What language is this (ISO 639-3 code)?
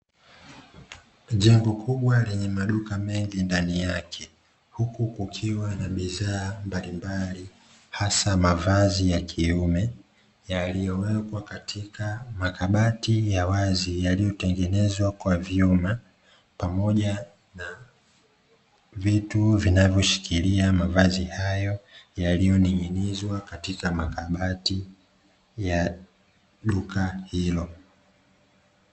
swa